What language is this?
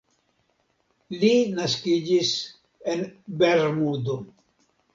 Esperanto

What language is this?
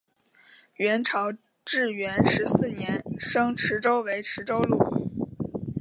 Chinese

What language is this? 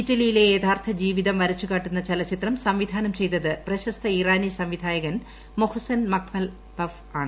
Malayalam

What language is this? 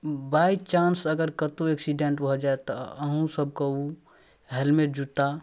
Maithili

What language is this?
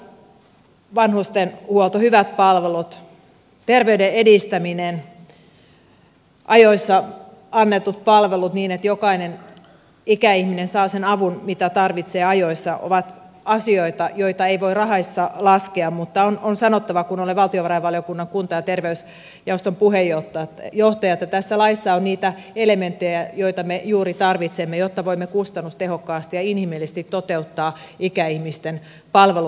Finnish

